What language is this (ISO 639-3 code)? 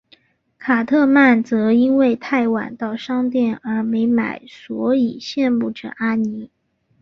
zho